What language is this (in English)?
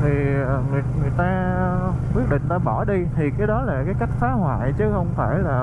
Vietnamese